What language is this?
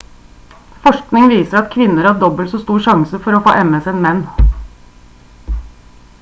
Norwegian Bokmål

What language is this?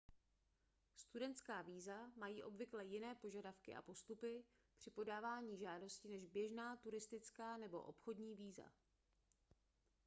Czech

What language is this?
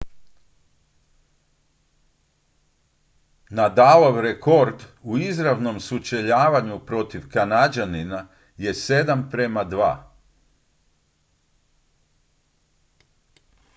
Croatian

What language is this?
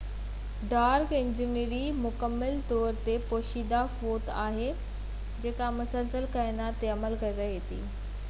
Sindhi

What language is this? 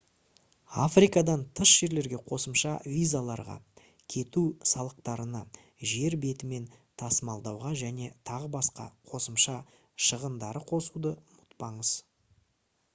Kazakh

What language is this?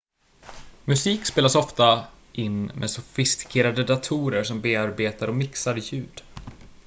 Swedish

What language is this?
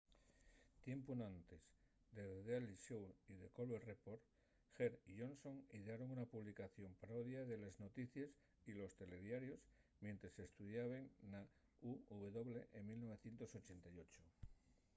Asturian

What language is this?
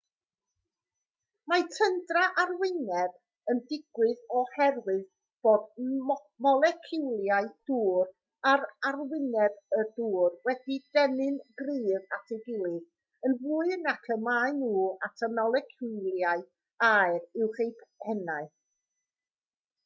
Welsh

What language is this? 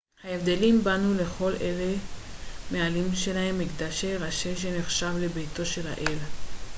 Hebrew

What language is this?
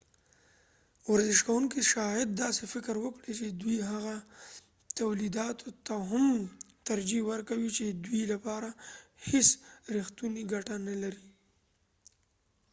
Pashto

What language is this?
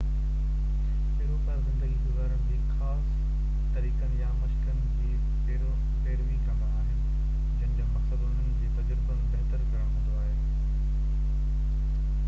Sindhi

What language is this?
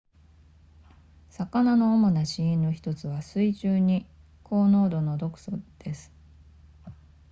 Japanese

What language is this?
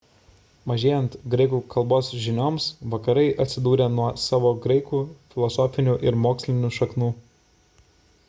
Lithuanian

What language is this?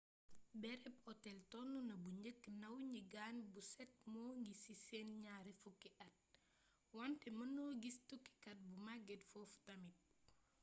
Wolof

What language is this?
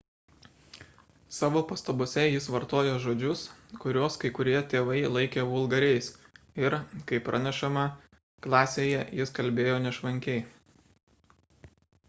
Lithuanian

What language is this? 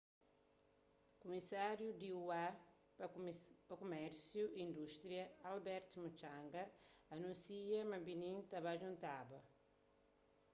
Kabuverdianu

